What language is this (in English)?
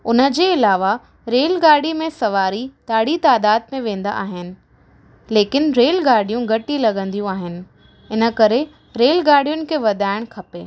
Sindhi